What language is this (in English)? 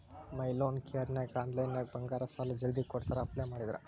Kannada